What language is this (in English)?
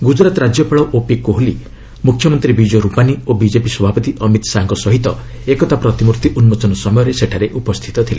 Odia